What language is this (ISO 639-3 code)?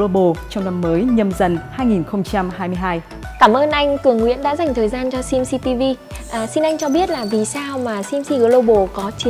vie